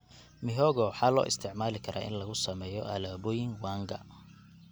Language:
Somali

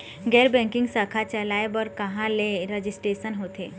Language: Chhattisgarhi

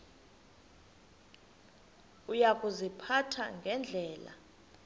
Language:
Xhosa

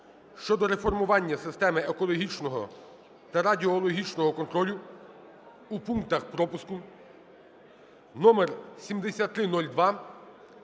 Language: Ukrainian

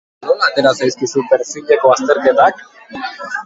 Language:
Basque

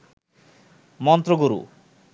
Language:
Bangla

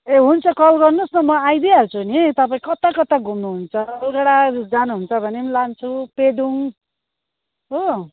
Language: Nepali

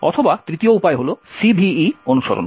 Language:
Bangla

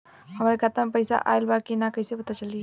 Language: Bhojpuri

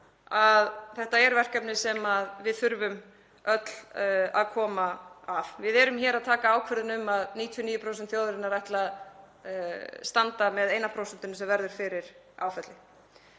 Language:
Icelandic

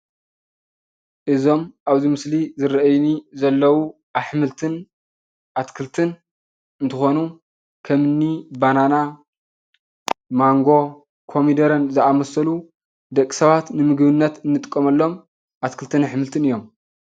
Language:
Tigrinya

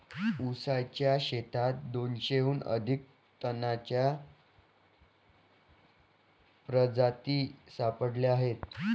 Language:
Marathi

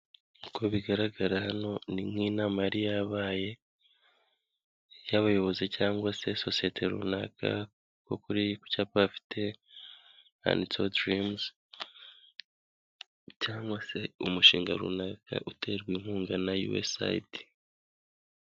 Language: Kinyarwanda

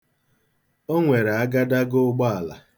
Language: Igbo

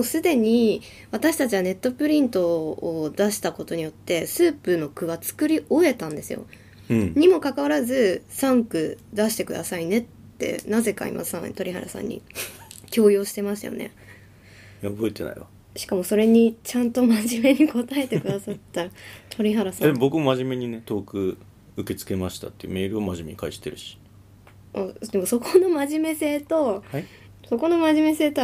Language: Japanese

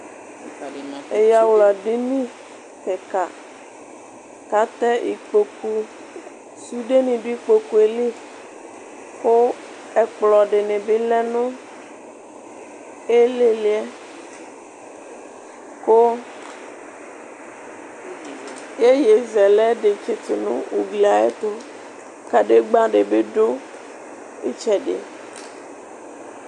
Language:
Ikposo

